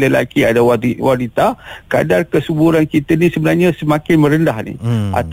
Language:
Malay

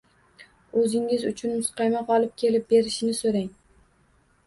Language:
Uzbek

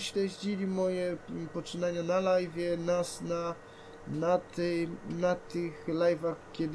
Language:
Polish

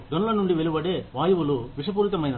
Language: Telugu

